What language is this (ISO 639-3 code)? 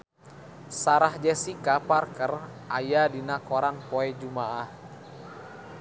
sun